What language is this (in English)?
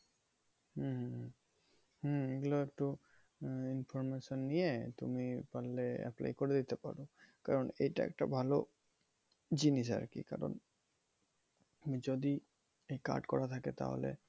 Bangla